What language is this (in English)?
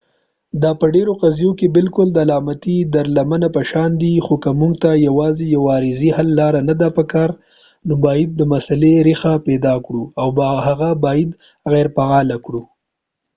Pashto